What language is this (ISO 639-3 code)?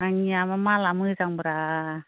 brx